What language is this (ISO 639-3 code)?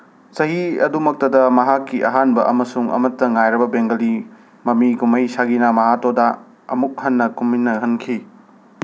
mni